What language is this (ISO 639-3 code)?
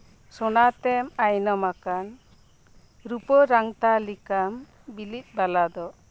sat